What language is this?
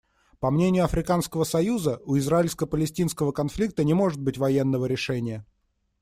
Russian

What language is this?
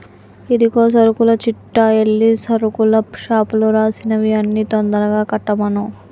Telugu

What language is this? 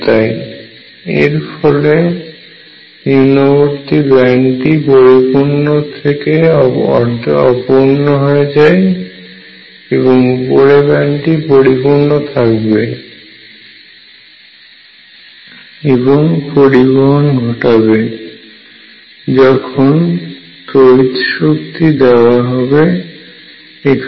Bangla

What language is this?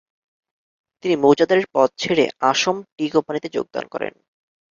Bangla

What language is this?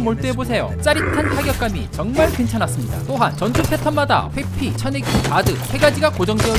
Korean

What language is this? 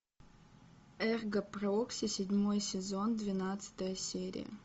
Russian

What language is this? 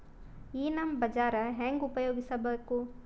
Kannada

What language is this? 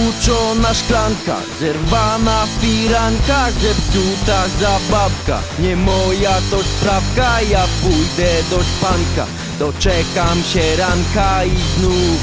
Polish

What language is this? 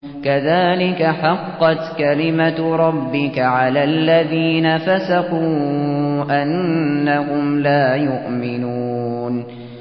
Arabic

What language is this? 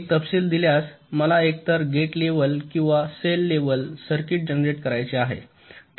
Marathi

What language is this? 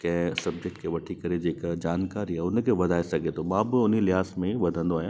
Sindhi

